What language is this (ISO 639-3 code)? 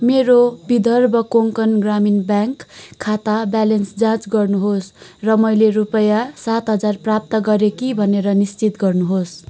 nep